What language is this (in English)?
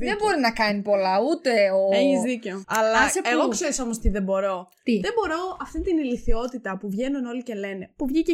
Greek